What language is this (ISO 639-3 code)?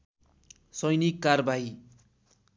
nep